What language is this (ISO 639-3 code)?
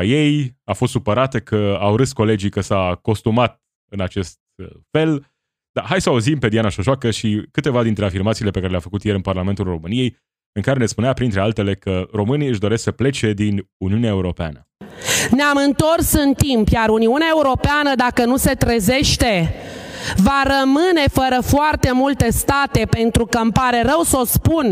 ron